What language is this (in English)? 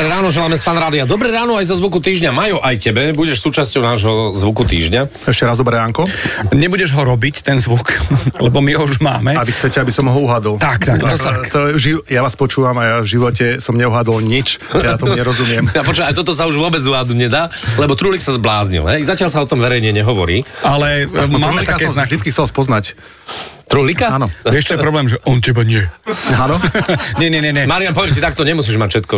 Slovak